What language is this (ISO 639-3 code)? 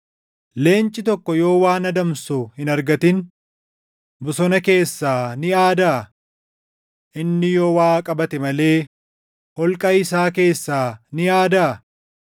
orm